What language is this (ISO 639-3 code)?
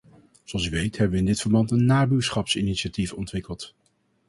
nld